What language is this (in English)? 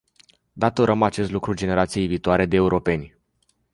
Romanian